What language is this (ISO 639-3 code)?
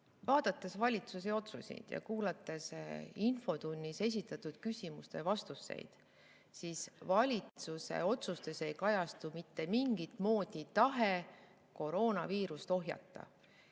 est